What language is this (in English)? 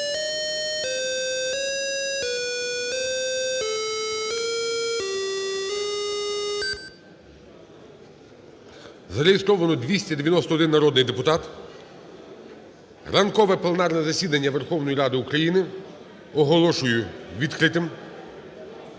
Ukrainian